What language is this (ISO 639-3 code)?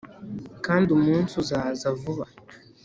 kin